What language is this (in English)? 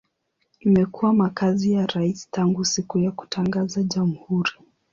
Swahili